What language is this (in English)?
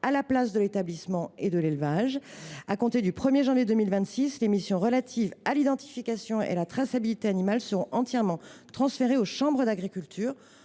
French